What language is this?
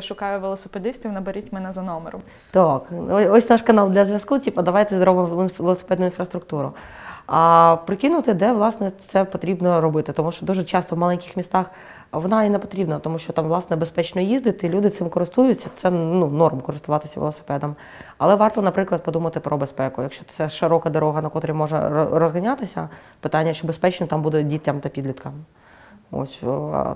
Ukrainian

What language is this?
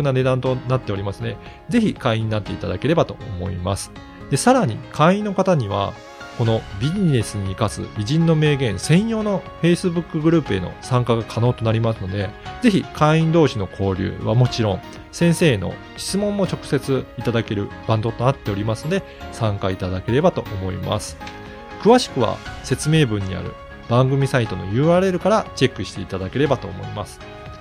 Japanese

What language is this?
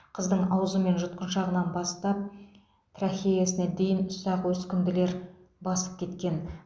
Kazakh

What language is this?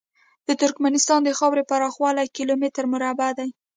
Pashto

